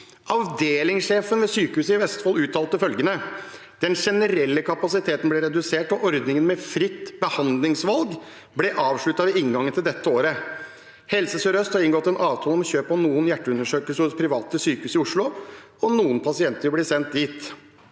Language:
Norwegian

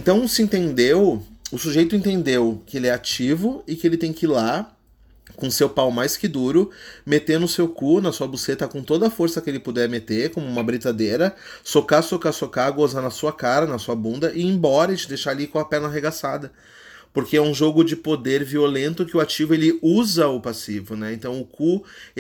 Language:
Portuguese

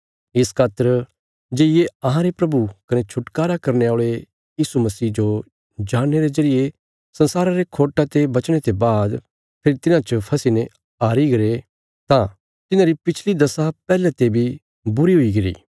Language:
Bilaspuri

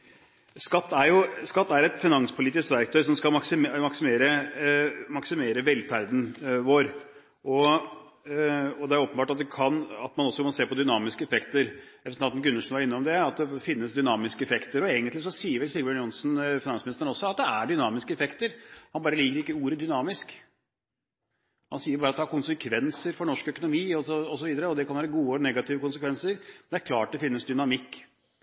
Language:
Norwegian Bokmål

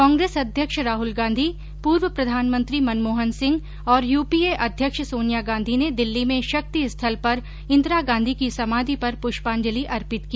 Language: Hindi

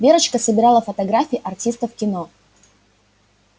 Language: Russian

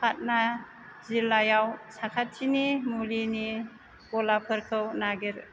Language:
Bodo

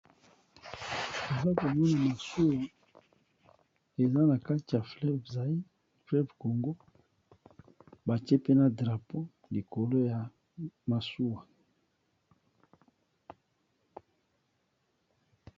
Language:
Lingala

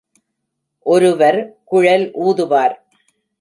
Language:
Tamil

